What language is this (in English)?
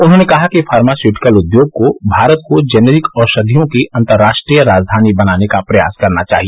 Hindi